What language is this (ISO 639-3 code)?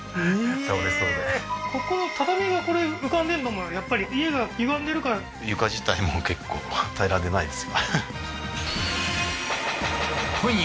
jpn